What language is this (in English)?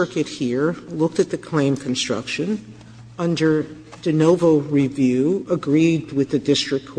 English